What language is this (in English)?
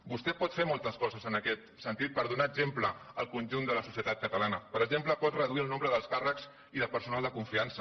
Catalan